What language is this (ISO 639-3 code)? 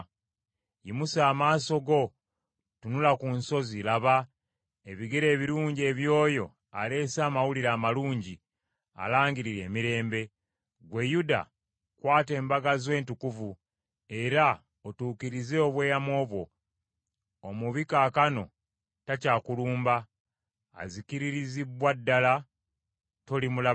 lug